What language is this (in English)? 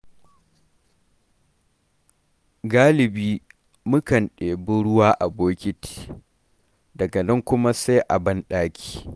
Hausa